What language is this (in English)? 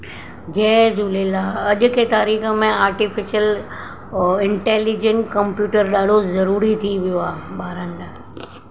Sindhi